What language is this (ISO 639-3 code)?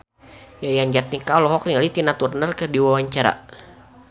sun